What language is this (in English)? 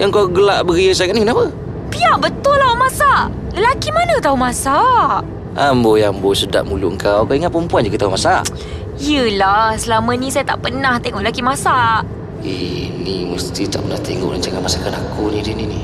Malay